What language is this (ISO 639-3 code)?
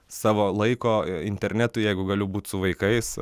lit